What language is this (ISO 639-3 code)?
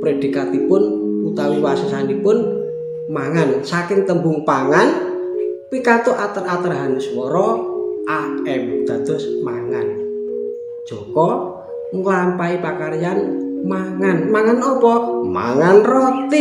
ind